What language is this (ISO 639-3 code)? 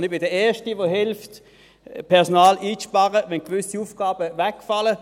gsw